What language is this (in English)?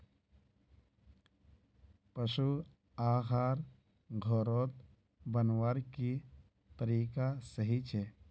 Magahi